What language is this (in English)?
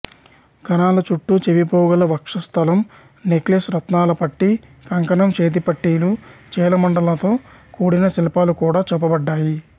Telugu